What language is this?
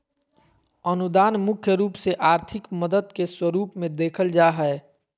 Magahi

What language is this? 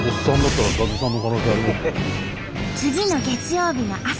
Japanese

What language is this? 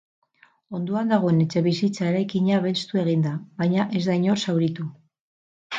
Basque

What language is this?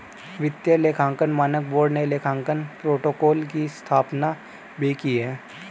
Hindi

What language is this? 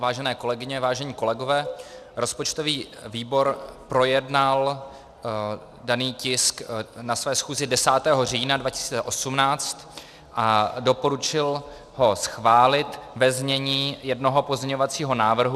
Czech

